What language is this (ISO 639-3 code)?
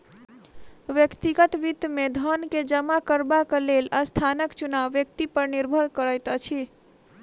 mai